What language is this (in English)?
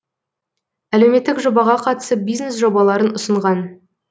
Kazakh